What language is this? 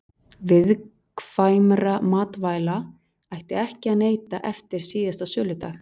Icelandic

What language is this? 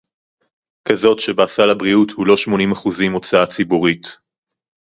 Hebrew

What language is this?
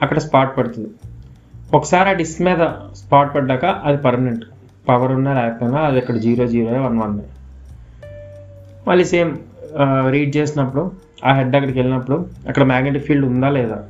Telugu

